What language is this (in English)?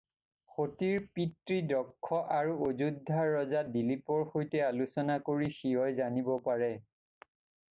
Assamese